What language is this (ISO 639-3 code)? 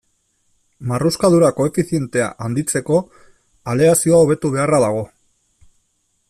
eus